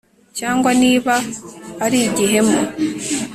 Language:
Kinyarwanda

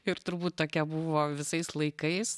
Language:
Lithuanian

